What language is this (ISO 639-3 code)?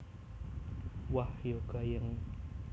jav